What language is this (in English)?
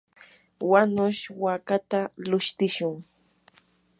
Yanahuanca Pasco Quechua